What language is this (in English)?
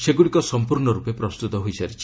Odia